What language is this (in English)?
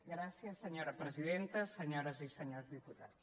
Catalan